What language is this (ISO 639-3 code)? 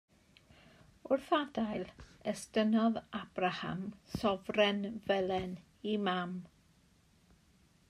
cym